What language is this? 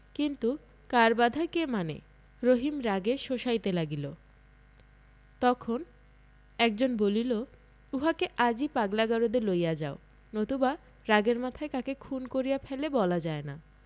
Bangla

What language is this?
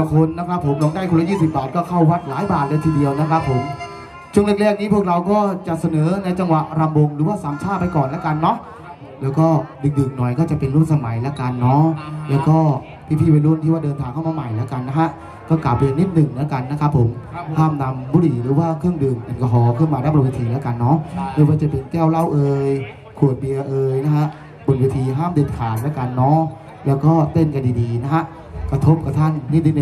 Thai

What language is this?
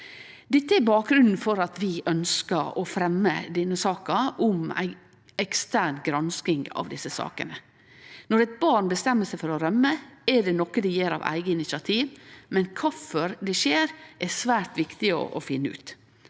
Norwegian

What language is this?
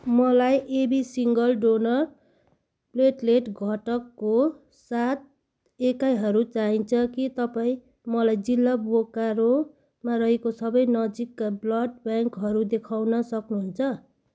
Nepali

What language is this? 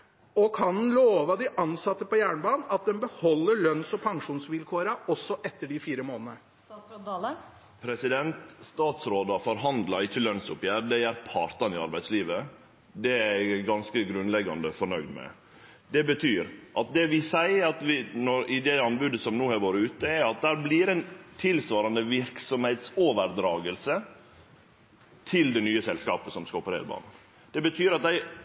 Norwegian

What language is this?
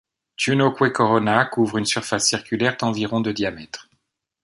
French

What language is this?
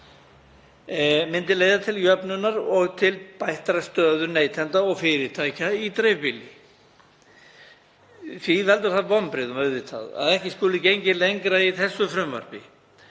Icelandic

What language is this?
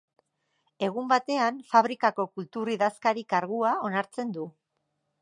Basque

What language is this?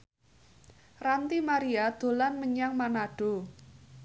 Javanese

